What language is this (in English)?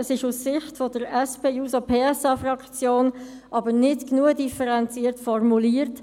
Swiss German